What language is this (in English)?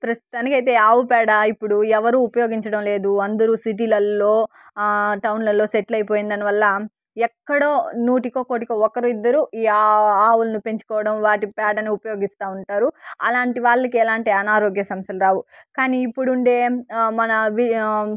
Telugu